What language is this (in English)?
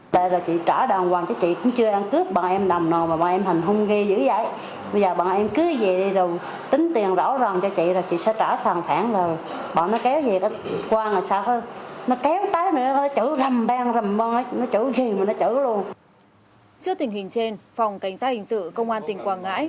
Vietnamese